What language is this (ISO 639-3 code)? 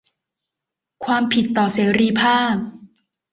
tha